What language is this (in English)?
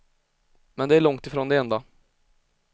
Swedish